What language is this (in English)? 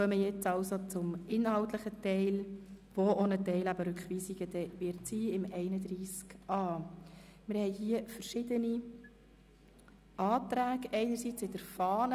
Swiss German